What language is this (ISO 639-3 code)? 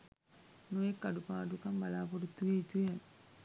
sin